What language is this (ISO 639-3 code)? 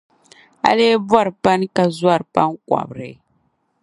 dag